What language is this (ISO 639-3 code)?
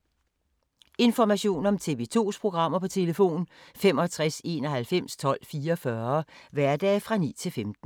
dan